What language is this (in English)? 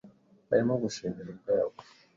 Kinyarwanda